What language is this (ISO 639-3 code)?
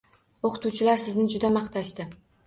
uzb